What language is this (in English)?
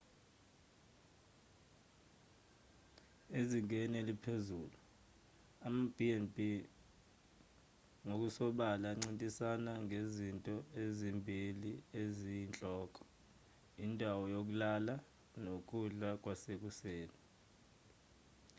Zulu